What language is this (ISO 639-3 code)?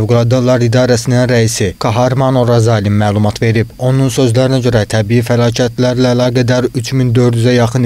tur